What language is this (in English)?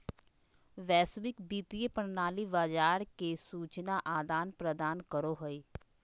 Magahi